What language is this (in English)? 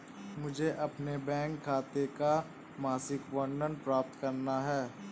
Hindi